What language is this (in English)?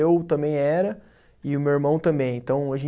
Portuguese